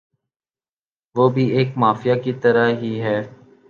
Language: Urdu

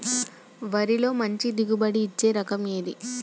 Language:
Telugu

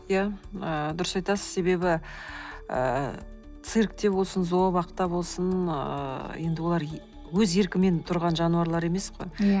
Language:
Kazakh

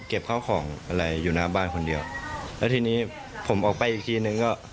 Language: Thai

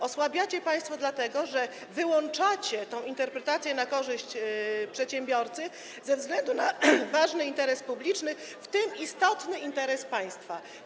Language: Polish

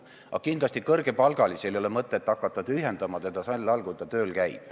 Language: Estonian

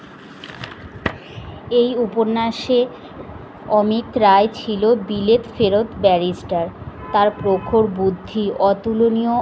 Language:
Bangla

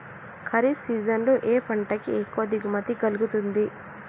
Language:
Telugu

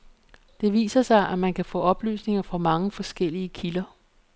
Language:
Danish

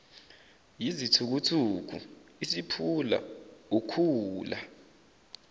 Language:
Zulu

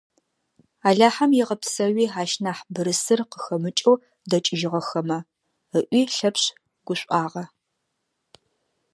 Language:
Adyghe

